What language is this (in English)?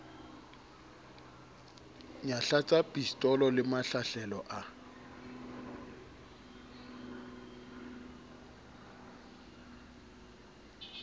Southern Sotho